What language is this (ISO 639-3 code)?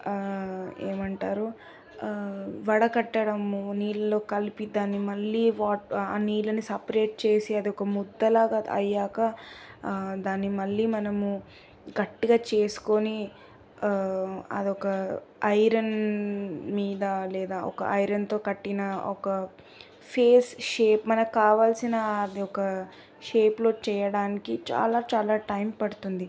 tel